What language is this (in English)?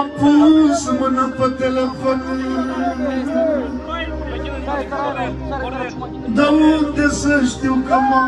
Romanian